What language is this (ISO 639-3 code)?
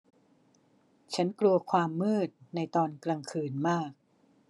tha